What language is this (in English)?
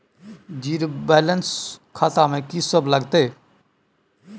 Maithili